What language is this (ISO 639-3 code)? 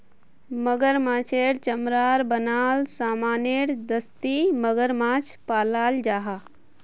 mag